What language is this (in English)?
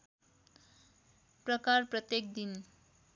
Nepali